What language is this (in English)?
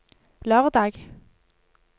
Norwegian